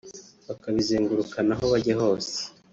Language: Kinyarwanda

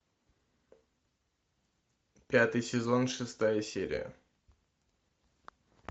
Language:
Russian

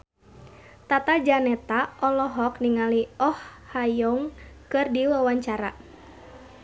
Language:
Sundanese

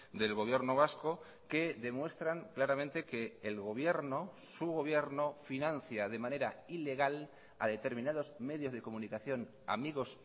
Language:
Spanish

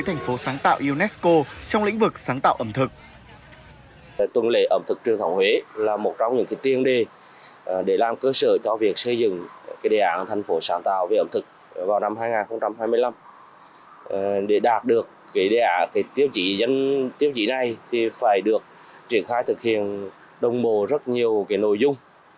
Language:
Vietnamese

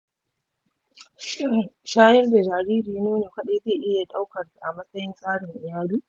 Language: Hausa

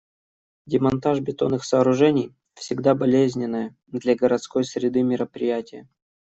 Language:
Russian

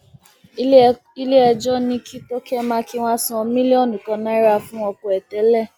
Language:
Yoruba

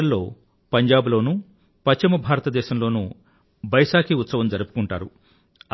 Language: Telugu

